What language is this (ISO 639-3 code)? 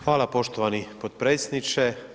hrv